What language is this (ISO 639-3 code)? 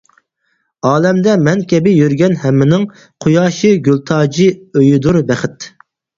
uig